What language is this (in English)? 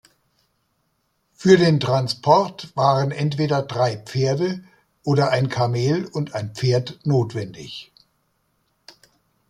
German